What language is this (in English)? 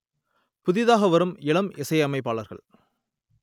Tamil